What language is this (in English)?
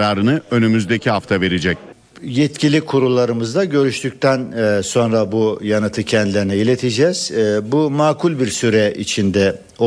Turkish